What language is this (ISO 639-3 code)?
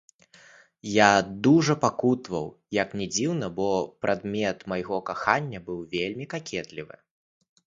bel